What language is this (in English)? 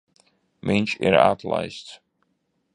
Latvian